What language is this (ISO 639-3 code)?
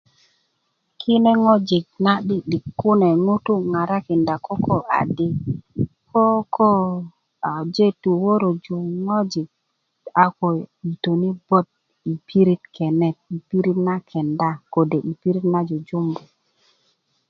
ukv